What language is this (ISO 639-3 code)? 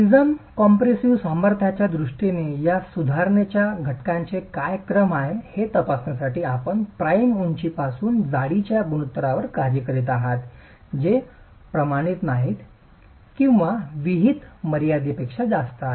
mar